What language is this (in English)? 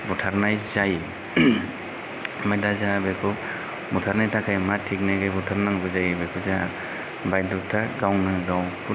Bodo